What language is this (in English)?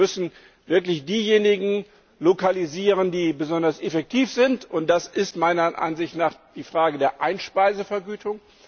German